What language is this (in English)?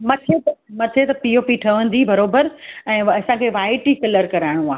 Sindhi